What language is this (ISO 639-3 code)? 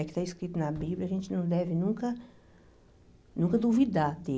por